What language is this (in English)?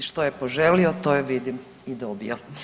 Croatian